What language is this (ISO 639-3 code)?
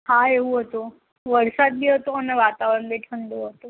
guj